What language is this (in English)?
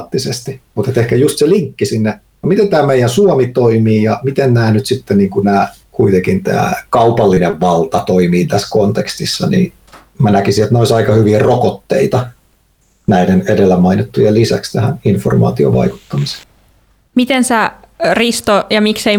Finnish